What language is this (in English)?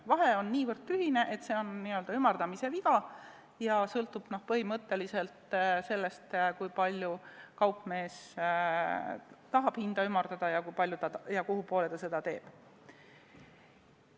Estonian